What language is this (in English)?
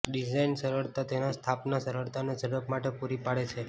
Gujarati